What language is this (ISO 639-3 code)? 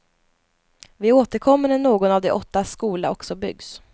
swe